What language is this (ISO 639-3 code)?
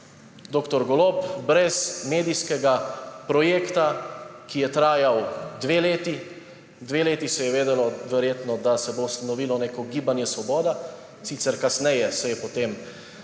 slv